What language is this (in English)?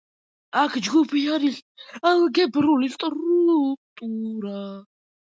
Georgian